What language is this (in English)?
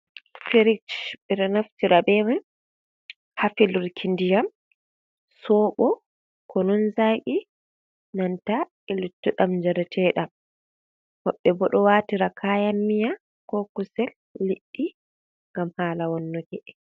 Fula